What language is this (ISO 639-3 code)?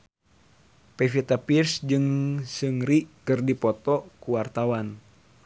sun